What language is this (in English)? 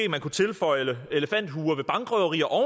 Danish